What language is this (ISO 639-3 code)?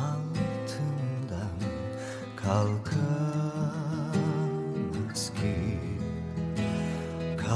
tur